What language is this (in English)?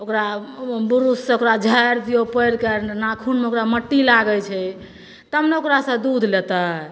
Maithili